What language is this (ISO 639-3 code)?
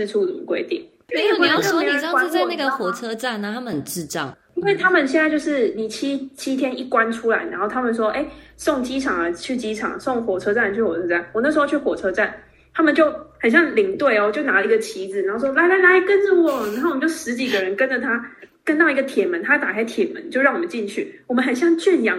zho